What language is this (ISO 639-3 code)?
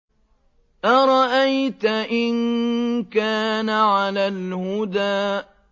ara